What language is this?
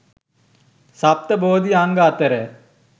Sinhala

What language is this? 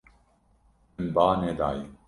Kurdish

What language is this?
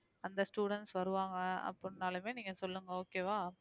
Tamil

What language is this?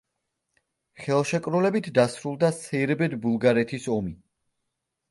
Georgian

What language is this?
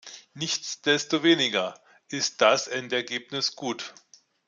German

